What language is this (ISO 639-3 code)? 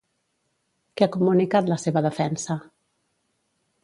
cat